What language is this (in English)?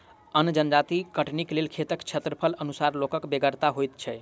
Maithili